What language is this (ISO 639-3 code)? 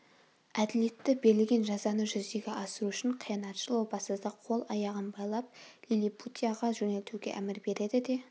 kaz